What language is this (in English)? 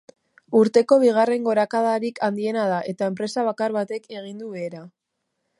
Basque